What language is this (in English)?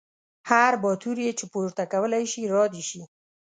Pashto